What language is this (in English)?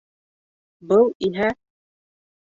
Bashkir